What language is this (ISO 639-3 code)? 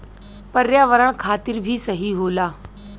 bho